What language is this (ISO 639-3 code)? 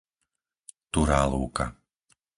slk